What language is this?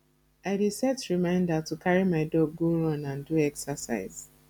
Nigerian Pidgin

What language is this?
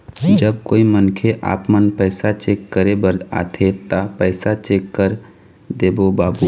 Chhattisgarhi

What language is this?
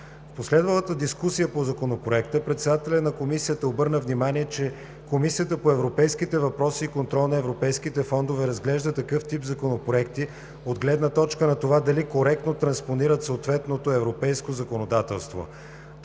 Bulgarian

